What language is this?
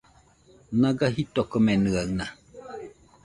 Nüpode Huitoto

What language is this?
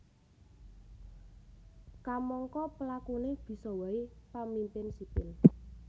Javanese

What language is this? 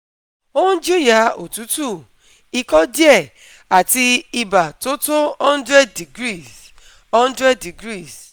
Yoruba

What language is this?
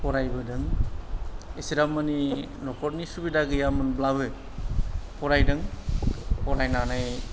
Bodo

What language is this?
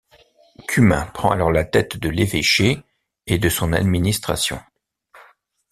French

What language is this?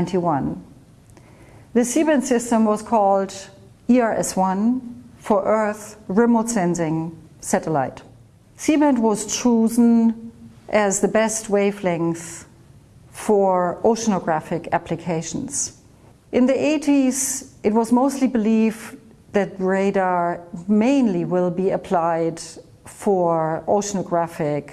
English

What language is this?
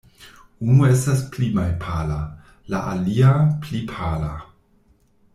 Esperanto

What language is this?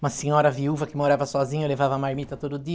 Portuguese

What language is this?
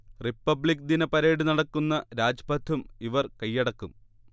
Malayalam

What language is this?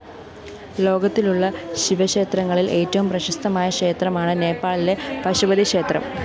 Malayalam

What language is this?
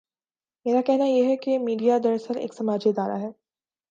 Urdu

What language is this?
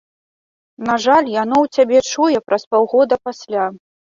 Belarusian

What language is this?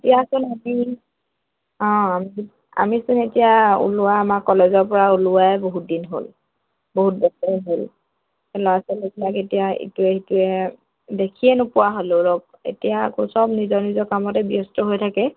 Assamese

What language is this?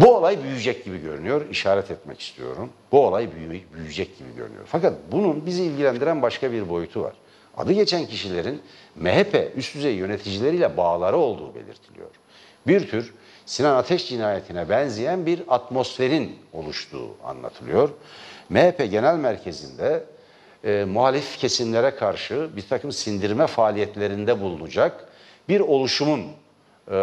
Turkish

